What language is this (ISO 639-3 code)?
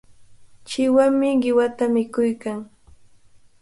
qvl